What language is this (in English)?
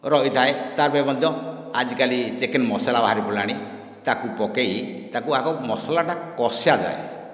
Odia